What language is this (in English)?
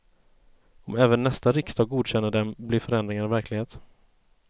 Swedish